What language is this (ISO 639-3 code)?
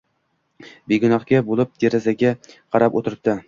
uzb